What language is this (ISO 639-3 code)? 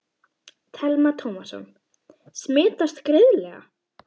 isl